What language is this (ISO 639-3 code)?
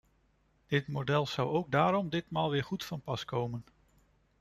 nld